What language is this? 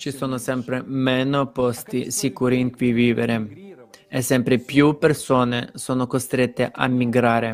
Italian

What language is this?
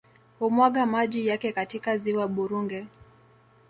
Swahili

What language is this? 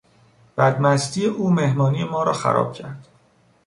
Persian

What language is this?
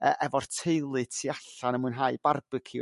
Welsh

